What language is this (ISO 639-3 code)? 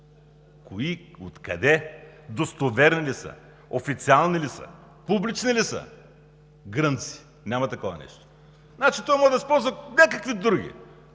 bul